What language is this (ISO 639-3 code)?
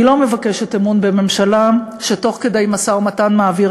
heb